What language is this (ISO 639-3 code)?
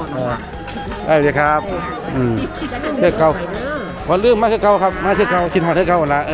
tha